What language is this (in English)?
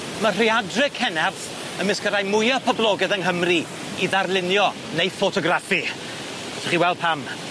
Welsh